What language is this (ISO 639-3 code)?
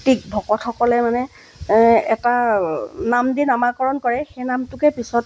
asm